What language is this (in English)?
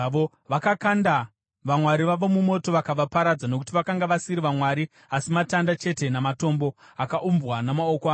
Shona